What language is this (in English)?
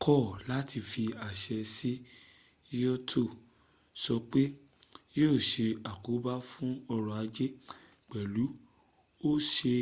Yoruba